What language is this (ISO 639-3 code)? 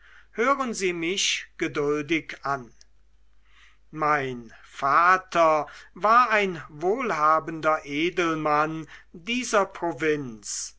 deu